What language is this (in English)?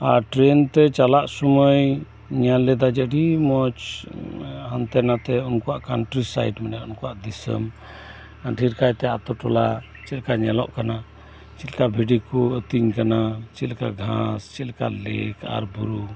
Santali